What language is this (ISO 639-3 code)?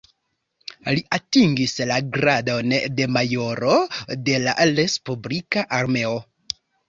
epo